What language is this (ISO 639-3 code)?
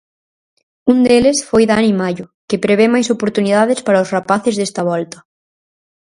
glg